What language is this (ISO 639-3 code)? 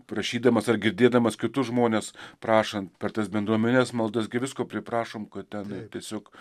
lit